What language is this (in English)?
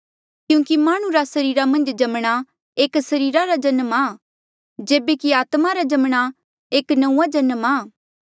Mandeali